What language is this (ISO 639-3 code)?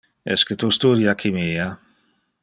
ina